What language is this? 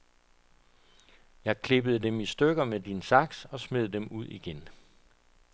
Danish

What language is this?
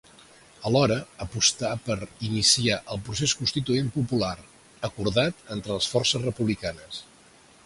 Catalan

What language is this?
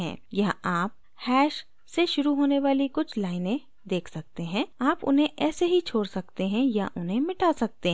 Hindi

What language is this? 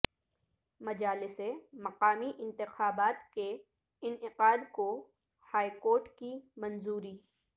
Urdu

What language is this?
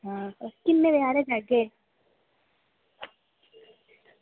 Dogri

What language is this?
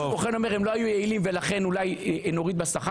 Hebrew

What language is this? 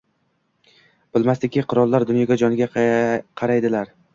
Uzbek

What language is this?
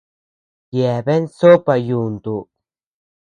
Tepeuxila Cuicatec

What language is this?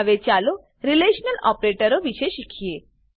Gujarati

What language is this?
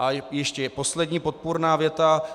Czech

